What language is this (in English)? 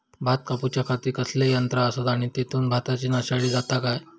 Marathi